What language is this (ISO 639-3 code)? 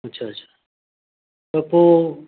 snd